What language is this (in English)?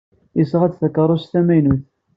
Kabyle